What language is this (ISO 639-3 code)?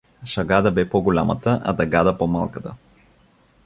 bul